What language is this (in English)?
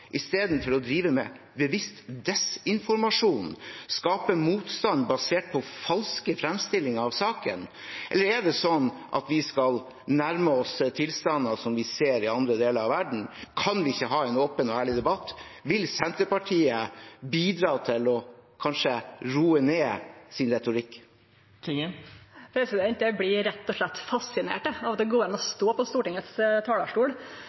Norwegian